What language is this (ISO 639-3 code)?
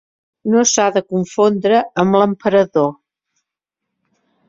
cat